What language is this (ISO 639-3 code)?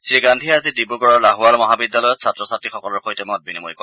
asm